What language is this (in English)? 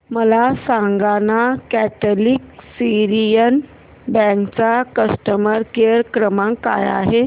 Marathi